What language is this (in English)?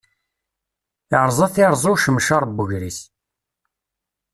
Kabyle